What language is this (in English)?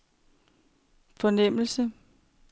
Danish